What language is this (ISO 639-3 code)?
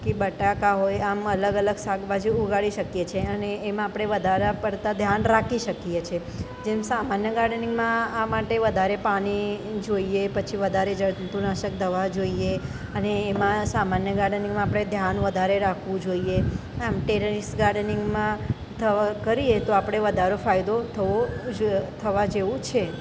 guj